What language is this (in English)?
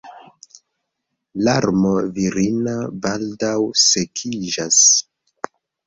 Esperanto